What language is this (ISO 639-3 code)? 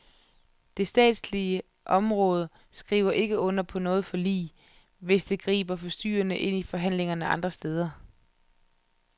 dan